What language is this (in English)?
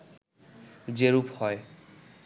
Bangla